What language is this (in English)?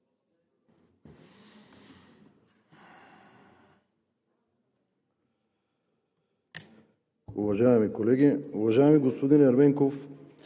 Bulgarian